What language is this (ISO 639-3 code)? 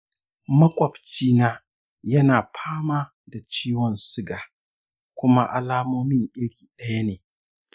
hau